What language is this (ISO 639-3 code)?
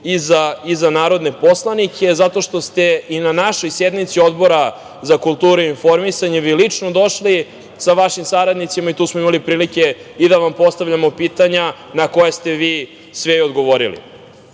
srp